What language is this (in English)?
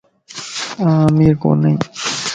Lasi